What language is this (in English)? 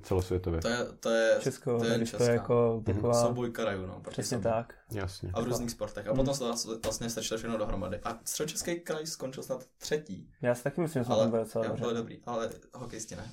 Czech